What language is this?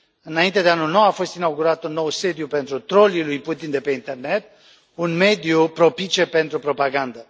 Romanian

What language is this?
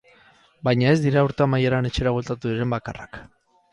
Basque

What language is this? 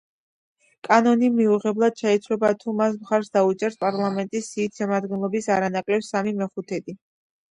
Georgian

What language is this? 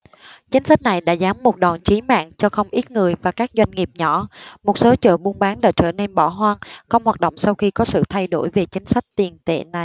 Vietnamese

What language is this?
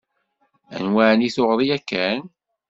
Kabyle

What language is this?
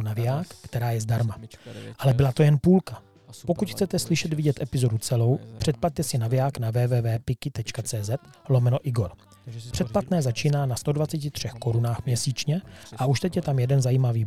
Czech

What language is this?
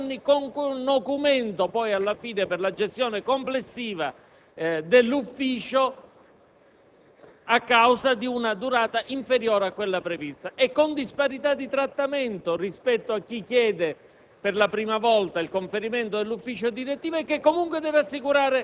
Italian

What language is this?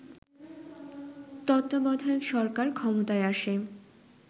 Bangla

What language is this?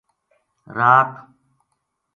Gujari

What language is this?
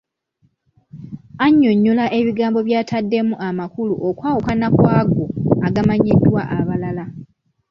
Ganda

